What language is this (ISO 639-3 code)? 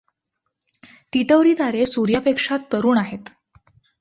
mar